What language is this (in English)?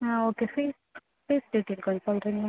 Tamil